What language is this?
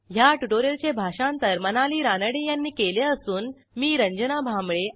Marathi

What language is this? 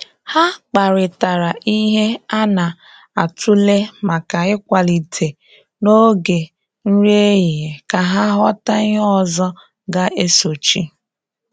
Igbo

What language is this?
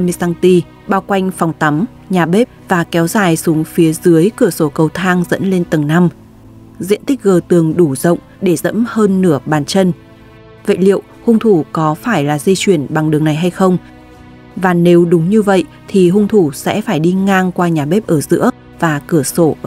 Vietnamese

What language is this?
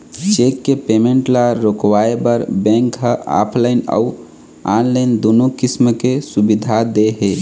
Chhattisgarhi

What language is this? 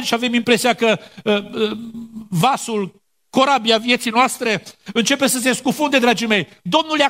Romanian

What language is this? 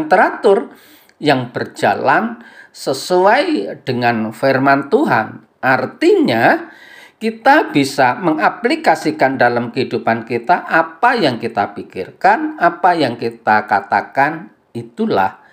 Indonesian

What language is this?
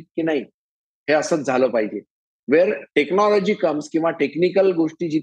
Marathi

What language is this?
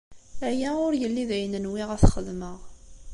Kabyle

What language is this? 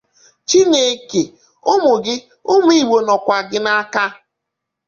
Igbo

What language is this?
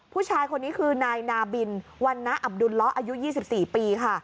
Thai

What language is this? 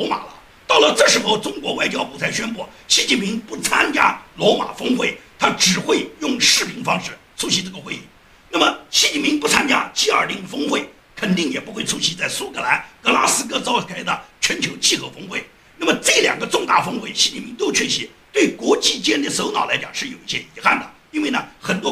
Chinese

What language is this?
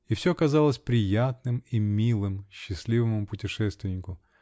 Russian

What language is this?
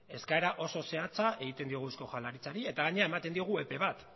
Basque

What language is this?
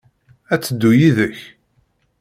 Kabyle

